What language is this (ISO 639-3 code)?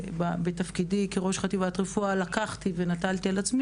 heb